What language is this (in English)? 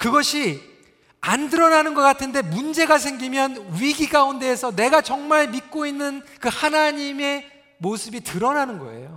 Korean